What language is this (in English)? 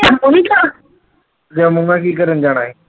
Punjabi